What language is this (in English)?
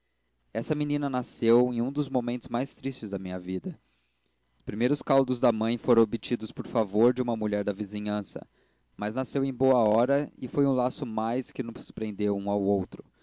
Portuguese